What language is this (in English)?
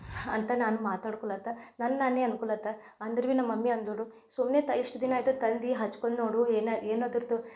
Kannada